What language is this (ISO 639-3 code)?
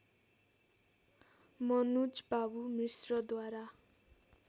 nep